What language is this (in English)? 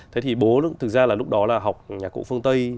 Vietnamese